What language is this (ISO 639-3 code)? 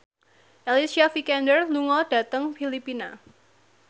jav